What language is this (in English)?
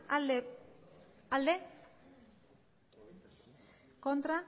Basque